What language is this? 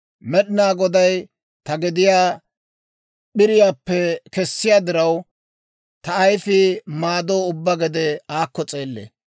Dawro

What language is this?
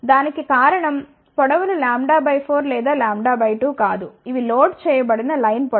Telugu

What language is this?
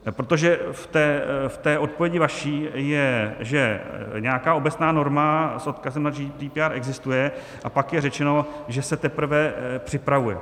Czech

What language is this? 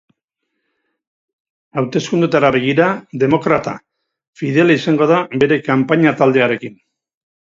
Basque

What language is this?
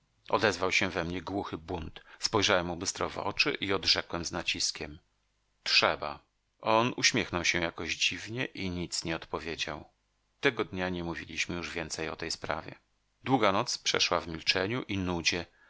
Polish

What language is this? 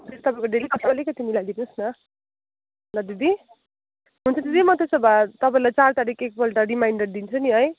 Nepali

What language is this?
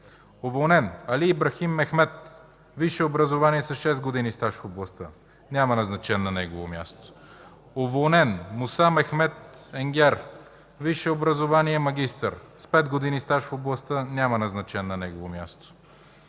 Bulgarian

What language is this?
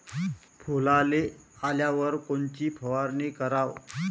Marathi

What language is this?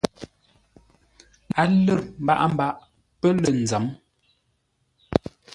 Ngombale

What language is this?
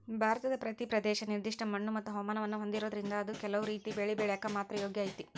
Kannada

